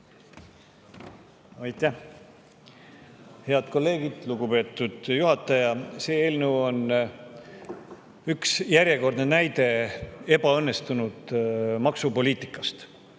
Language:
Estonian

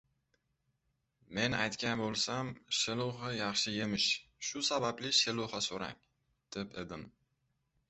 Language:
Uzbek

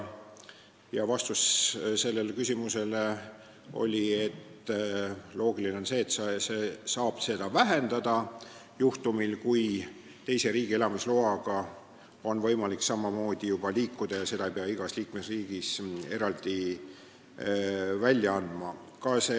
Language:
Estonian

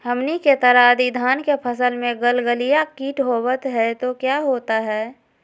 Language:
Magahi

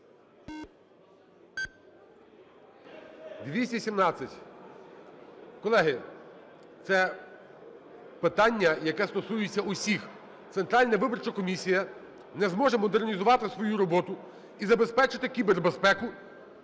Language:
Ukrainian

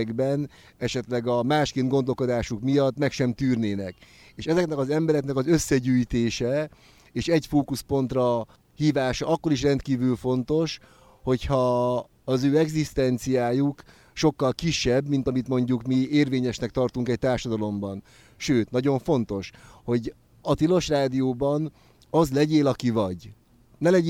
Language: Hungarian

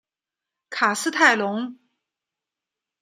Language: Chinese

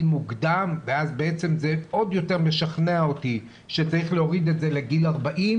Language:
Hebrew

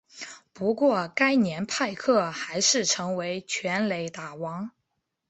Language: Chinese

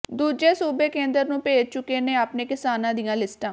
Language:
Punjabi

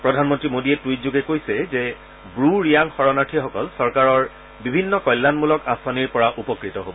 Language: Assamese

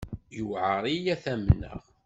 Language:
Kabyle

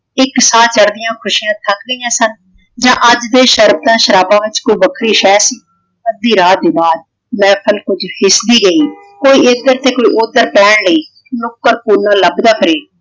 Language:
Punjabi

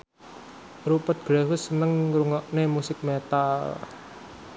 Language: Javanese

